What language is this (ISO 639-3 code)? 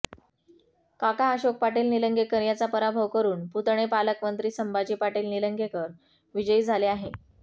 mar